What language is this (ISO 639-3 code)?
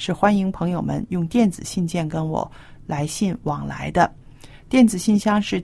zho